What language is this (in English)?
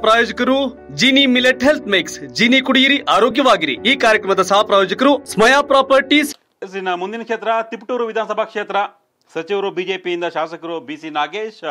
Hindi